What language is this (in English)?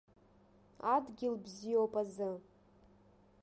Abkhazian